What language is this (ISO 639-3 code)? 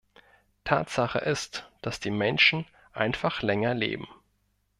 deu